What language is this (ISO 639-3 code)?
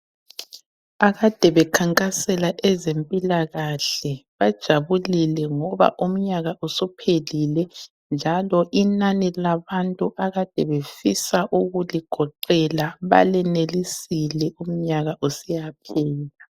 nde